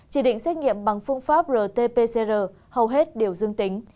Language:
Vietnamese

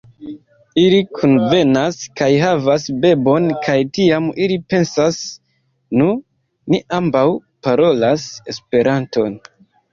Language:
Esperanto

